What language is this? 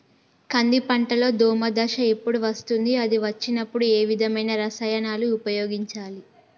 Telugu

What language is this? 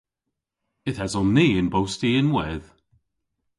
Cornish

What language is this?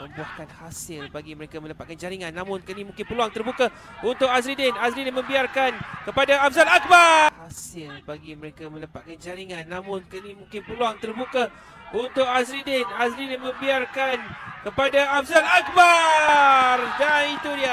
Malay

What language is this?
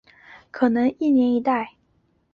Chinese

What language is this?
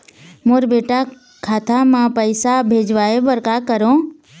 Chhattisgarhi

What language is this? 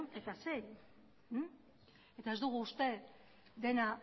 Basque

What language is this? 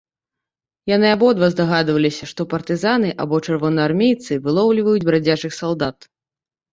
Belarusian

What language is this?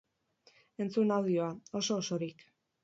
Basque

